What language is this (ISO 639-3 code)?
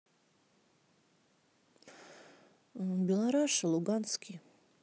rus